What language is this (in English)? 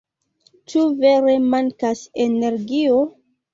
Esperanto